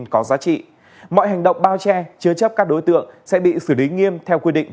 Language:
Vietnamese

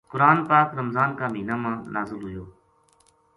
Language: Gujari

